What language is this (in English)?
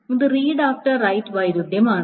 Malayalam